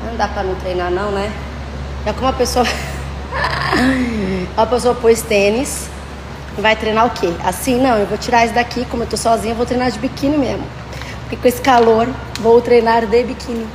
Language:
Portuguese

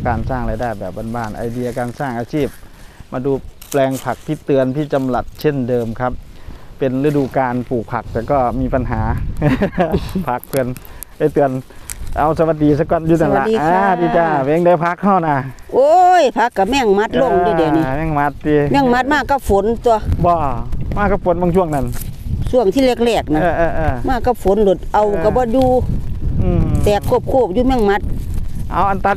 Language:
Thai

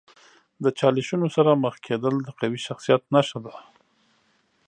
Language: Pashto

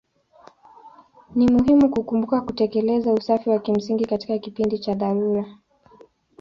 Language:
Swahili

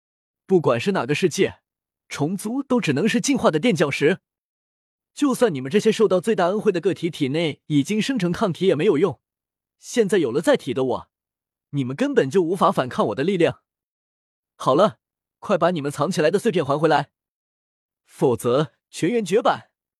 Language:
Chinese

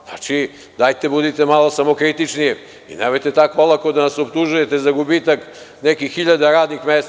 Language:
Serbian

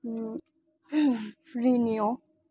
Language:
Manipuri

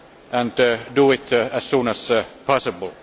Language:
English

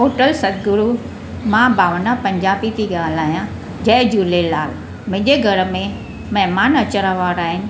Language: Sindhi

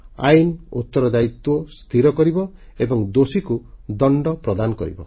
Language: Odia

